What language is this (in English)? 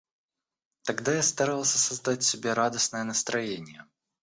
Russian